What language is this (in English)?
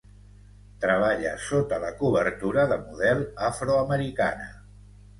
Catalan